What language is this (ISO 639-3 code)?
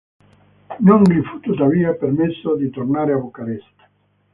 ita